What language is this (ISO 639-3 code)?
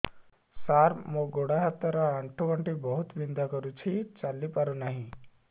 ori